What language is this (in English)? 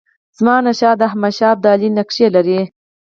Pashto